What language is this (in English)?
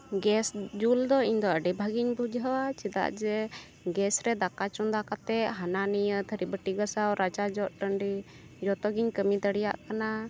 Santali